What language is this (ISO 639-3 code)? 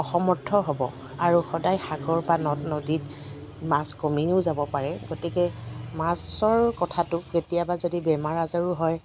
asm